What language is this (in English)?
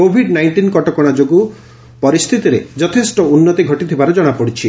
Odia